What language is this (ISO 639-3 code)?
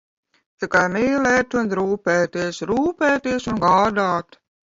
lav